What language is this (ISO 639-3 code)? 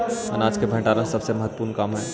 mag